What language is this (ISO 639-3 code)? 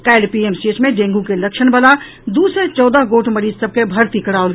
mai